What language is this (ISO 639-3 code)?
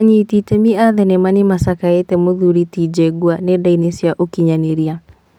kik